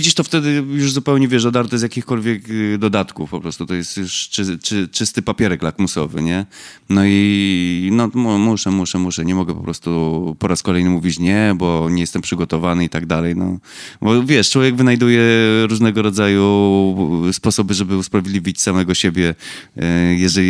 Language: Polish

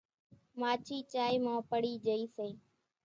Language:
Kachi Koli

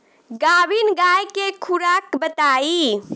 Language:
Bhojpuri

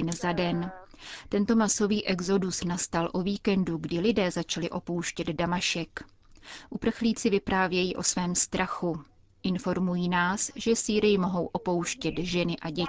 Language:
Czech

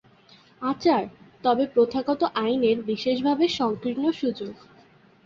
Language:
Bangla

